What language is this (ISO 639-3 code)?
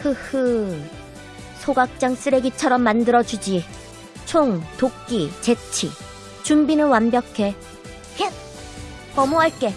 kor